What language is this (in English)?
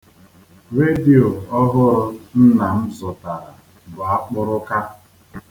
Igbo